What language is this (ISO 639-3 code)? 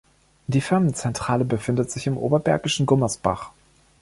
deu